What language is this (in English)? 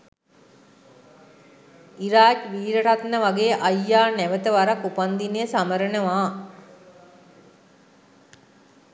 Sinhala